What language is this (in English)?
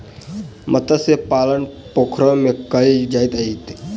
Maithili